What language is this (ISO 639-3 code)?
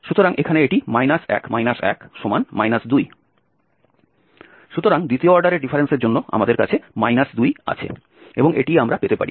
ben